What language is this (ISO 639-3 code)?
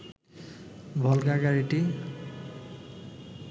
ben